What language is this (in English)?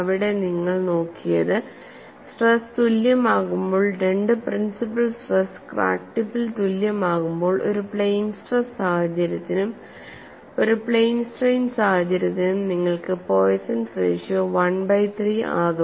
Malayalam